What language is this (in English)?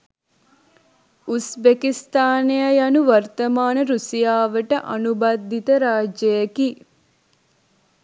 Sinhala